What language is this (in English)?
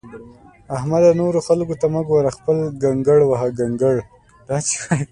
Pashto